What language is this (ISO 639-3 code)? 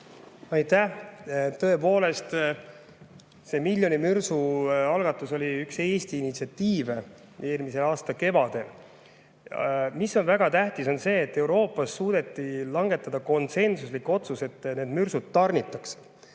est